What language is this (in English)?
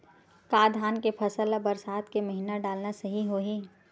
Chhattisgarhi